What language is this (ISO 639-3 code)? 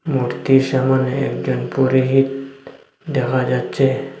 ben